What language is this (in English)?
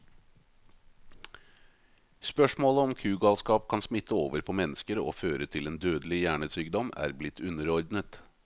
Norwegian